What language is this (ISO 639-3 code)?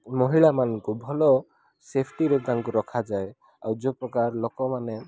ori